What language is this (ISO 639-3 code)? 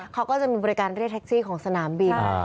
tha